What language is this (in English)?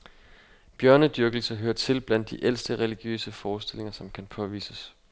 Danish